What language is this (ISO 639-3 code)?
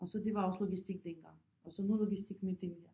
dan